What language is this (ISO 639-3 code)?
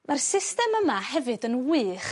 cym